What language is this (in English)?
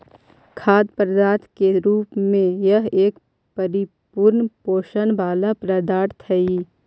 Magahi